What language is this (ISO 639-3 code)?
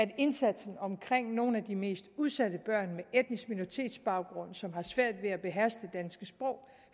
dan